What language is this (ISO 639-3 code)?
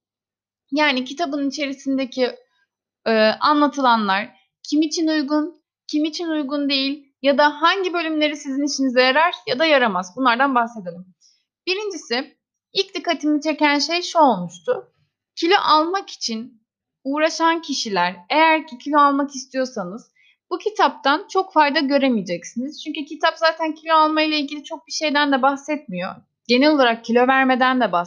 tur